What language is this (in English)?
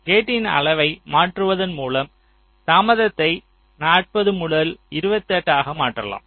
Tamil